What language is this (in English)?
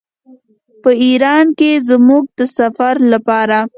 Pashto